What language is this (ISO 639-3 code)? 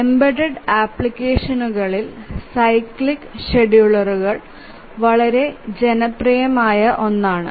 mal